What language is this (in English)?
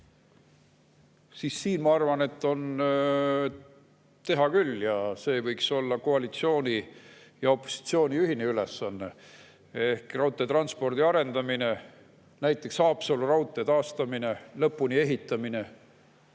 Estonian